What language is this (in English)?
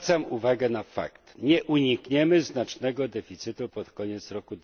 Polish